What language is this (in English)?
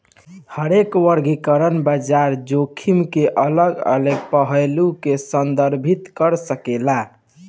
Bhojpuri